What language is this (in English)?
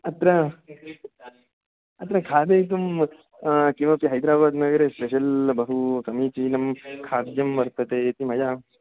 Sanskrit